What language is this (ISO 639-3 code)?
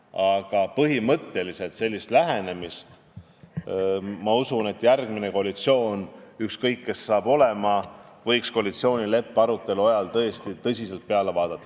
est